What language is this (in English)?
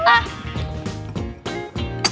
Thai